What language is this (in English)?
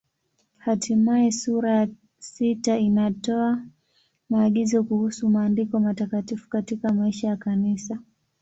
Swahili